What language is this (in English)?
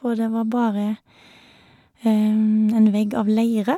Norwegian